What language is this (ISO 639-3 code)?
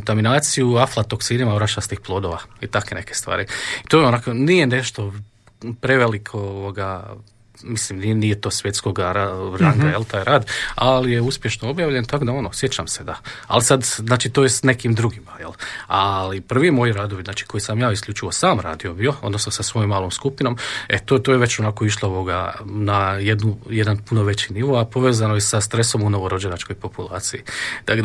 hrv